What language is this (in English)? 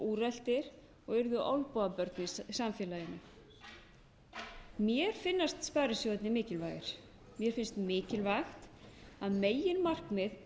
Icelandic